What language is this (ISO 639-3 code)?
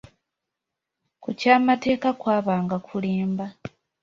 lug